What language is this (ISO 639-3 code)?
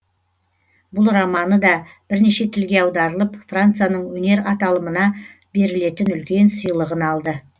kaz